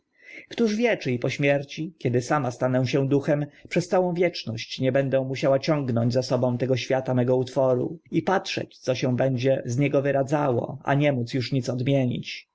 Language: Polish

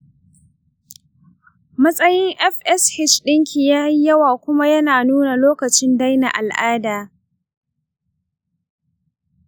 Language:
Hausa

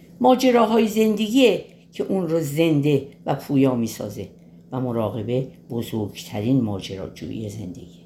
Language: Persian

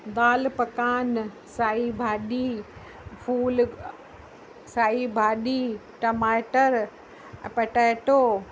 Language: Sindhi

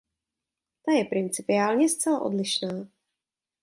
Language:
Czech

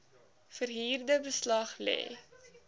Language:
Afrikaans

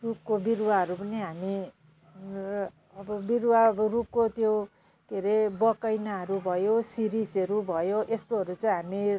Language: Nepali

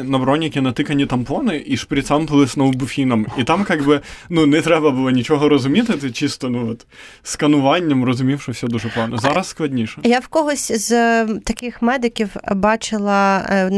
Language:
Ukrainian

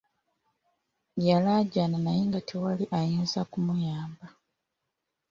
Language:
Ganda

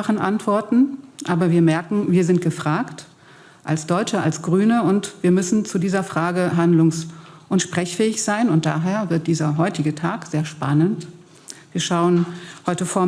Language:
German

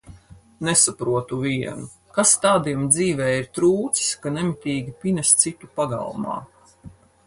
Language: Latvian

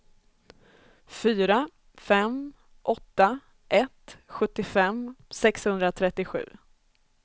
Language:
Swedish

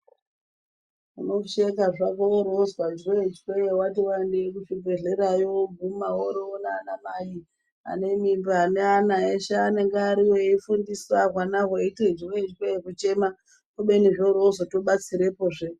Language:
Ndau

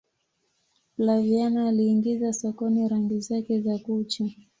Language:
Swahili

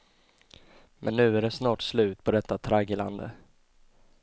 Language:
Swedish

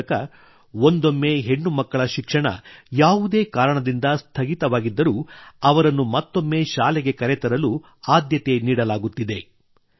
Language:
Kannada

